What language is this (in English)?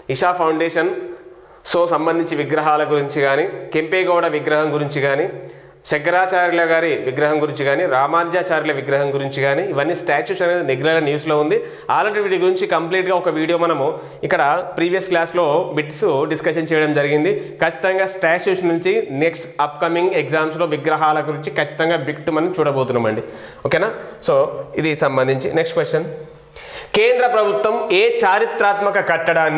Telugu